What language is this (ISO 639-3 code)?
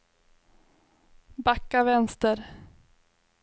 swe